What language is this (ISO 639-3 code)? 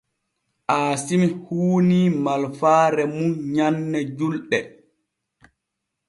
fue